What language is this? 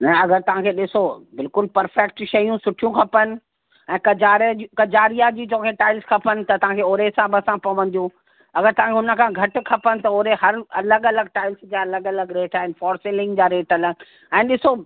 Sindhi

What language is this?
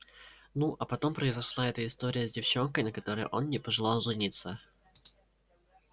Russian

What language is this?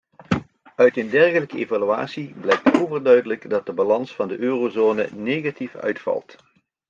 Dutch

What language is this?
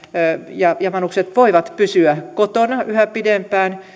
Finnish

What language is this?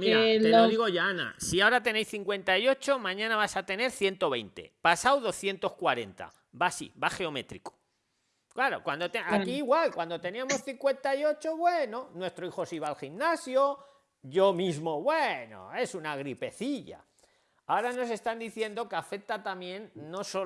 Spanish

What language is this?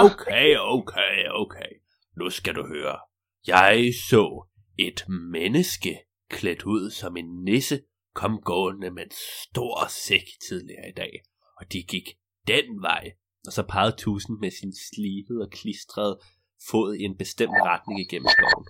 Danish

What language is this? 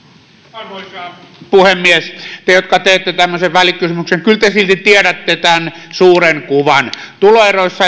Finnish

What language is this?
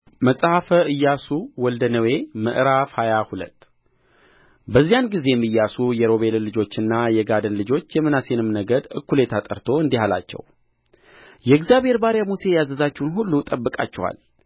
Amharic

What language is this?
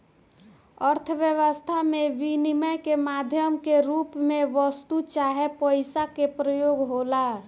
Bhojpuri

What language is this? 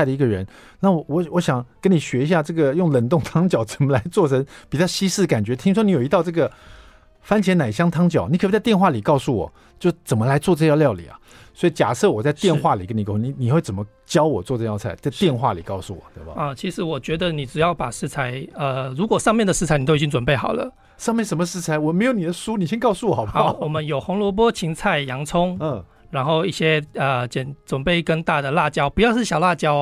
Chinese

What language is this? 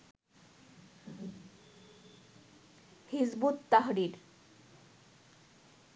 Bangla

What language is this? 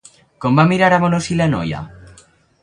Catalan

